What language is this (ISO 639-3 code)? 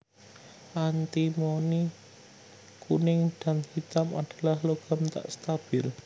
jav